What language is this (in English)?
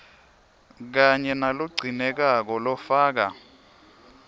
Swati